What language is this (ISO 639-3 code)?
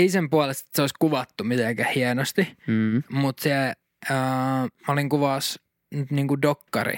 fin